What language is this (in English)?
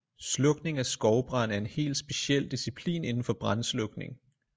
Danish